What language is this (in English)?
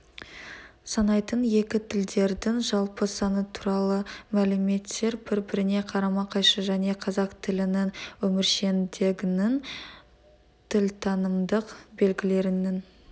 Kazakh